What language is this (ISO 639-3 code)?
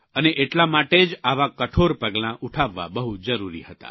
guj